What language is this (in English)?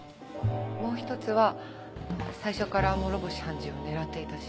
Japanese